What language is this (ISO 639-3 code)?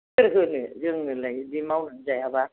brx